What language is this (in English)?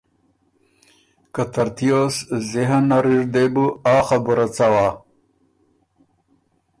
Ormuri